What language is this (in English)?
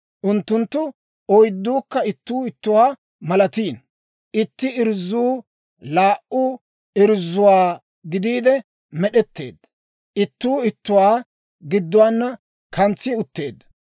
Dawro